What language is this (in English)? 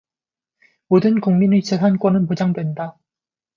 Korean